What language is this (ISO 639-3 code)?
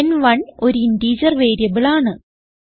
mal